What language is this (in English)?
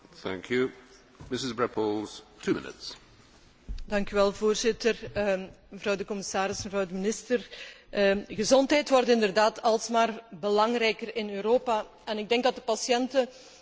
Dutch